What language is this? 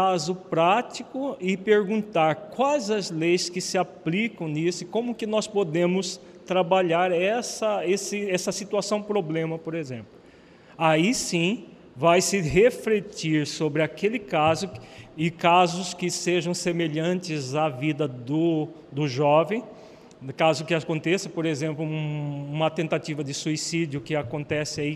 Portuguese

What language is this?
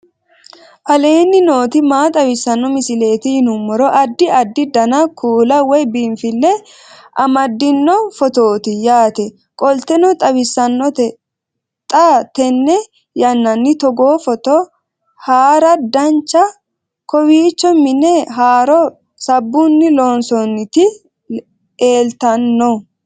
Sidamo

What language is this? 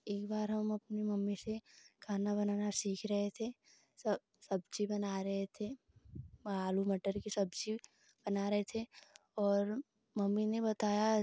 Hindi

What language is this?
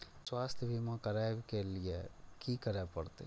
Maithili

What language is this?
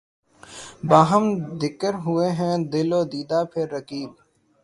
Urdu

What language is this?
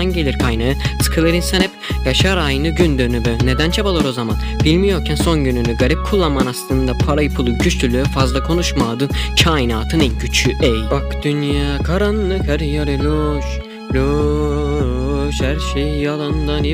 Turkish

